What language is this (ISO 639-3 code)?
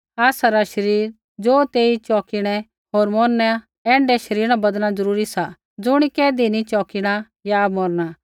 kfx